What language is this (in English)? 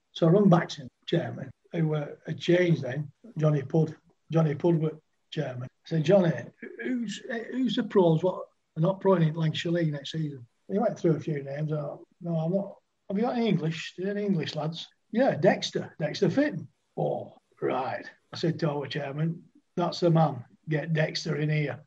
English